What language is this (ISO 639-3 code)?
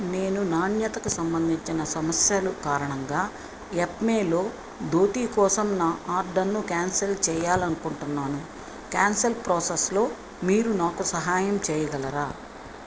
tel